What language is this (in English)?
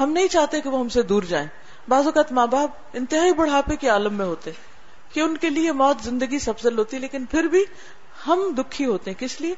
Urdu